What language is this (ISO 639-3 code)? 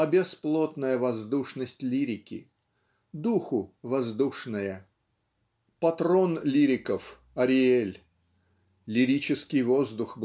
rus